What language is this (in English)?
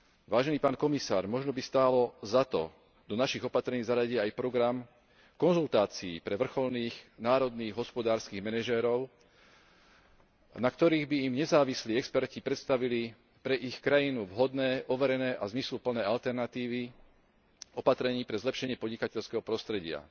Slovak